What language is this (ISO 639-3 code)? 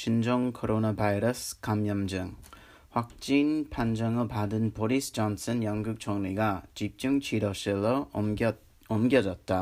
kor